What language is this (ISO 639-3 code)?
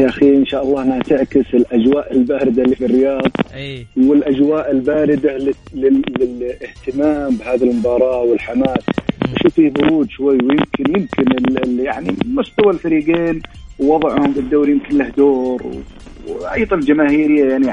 ara